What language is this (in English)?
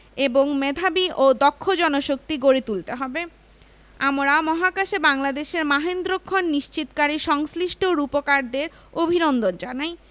Bangla